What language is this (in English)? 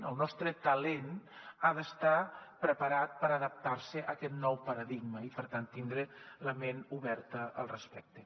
Catalan